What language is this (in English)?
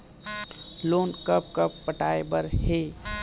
Chhattisgarhi